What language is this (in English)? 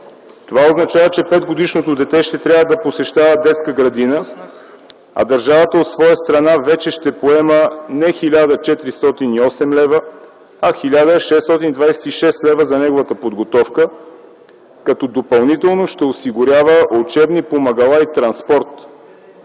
Bulgarian